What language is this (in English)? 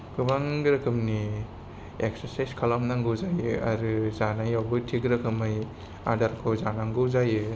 Bodo